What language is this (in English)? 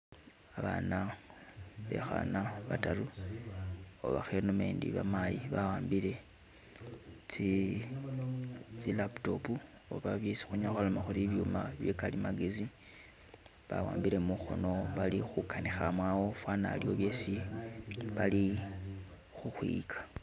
Masaaba